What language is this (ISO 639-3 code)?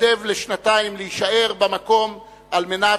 heb